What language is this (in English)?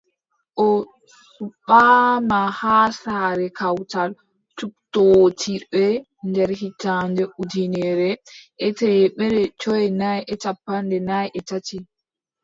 Adamawa Fulfulde